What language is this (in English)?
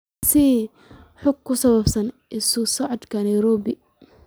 Somali